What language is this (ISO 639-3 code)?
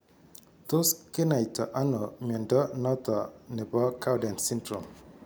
kln